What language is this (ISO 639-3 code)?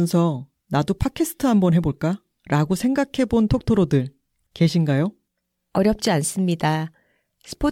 kor